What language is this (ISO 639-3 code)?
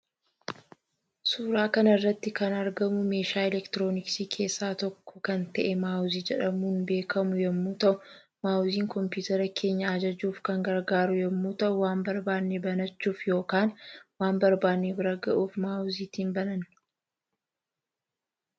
orm